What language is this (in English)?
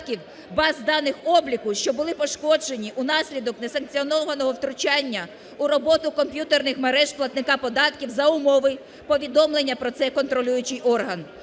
Ukrainian